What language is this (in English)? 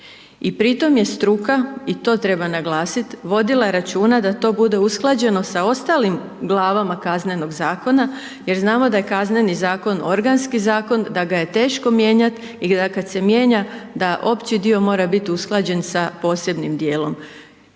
Croatian